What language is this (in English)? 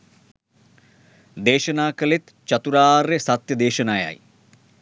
Sinhala